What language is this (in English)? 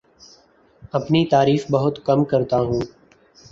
Urdu